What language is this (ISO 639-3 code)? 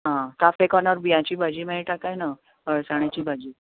kok